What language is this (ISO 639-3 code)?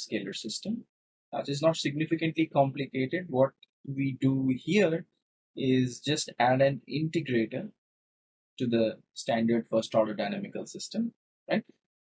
eng